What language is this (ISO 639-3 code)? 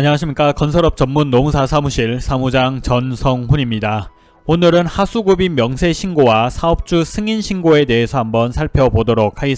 kor